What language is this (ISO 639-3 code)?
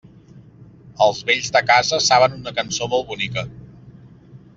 cat